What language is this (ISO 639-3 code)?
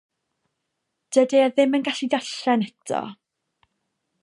cym